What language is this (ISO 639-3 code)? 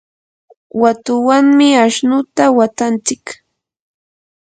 qur